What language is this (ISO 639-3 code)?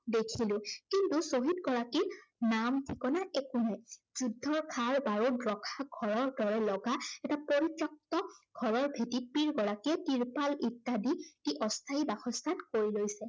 asm